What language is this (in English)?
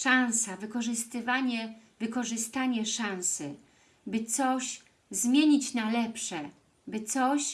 Polish